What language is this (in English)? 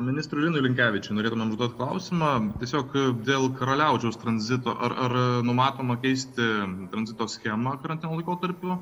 Lithuanian